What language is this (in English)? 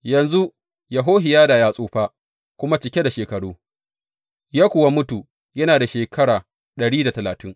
Hausa